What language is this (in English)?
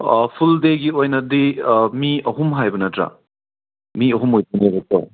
Manipuri